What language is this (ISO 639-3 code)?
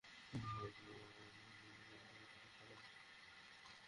ben